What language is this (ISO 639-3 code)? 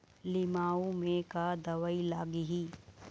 hne